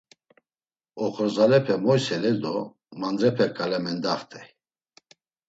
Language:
Laz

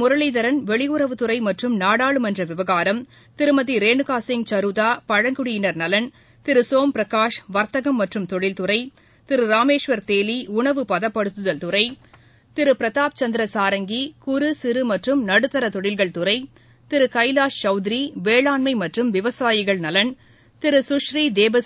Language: Tamil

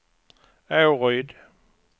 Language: Swedish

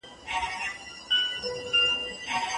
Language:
Pashto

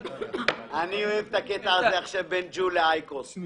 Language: Hebrew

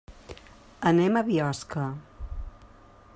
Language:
Catalan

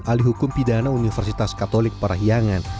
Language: Indonesian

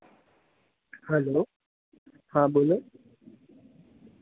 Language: Gujarati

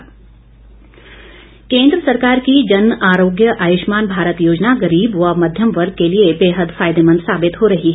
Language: Hindi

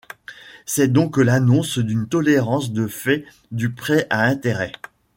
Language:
French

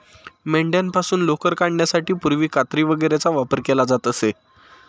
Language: Marathi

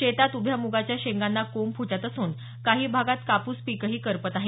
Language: Marathi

